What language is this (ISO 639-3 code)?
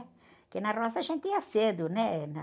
por